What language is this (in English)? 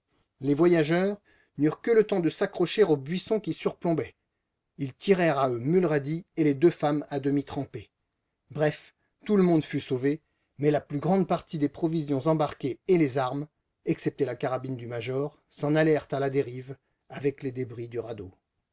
French